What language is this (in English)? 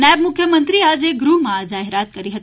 Gujarati